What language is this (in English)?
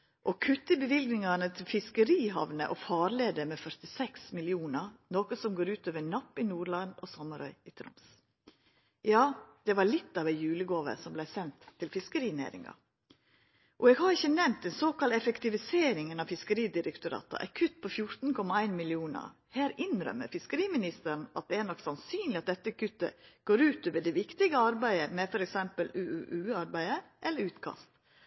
Norwegian Nynorsk